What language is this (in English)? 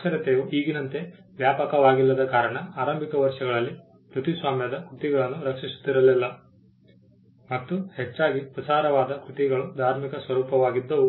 Kannada